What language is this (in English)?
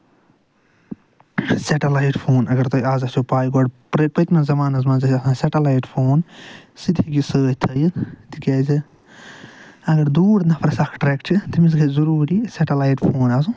Kashmiri